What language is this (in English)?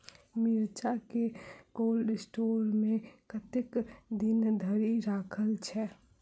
Maithili